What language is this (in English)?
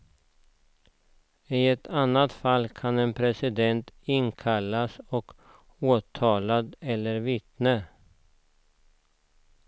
Swedish